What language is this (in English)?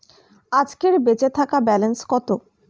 Bangla